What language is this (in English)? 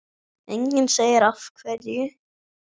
Icelandic